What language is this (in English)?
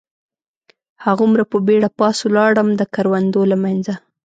Pashto